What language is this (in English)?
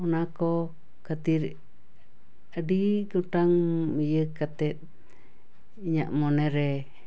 Santali